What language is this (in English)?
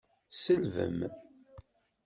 Kabyle